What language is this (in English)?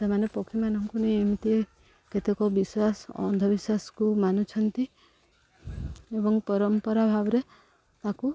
Odia